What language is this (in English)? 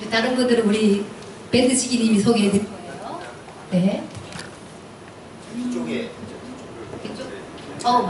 Korean